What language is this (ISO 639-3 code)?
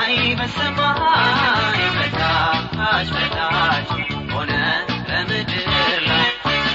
amh